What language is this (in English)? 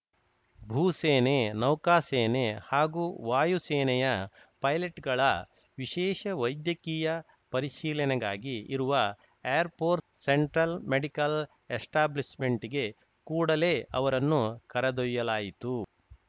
Kannada